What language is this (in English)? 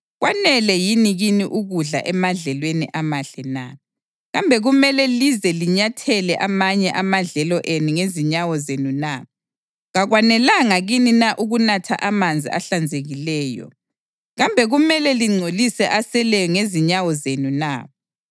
North Ndebele